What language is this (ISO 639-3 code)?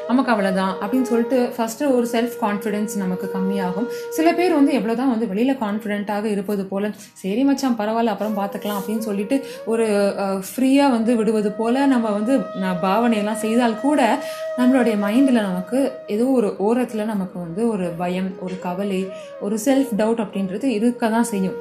tam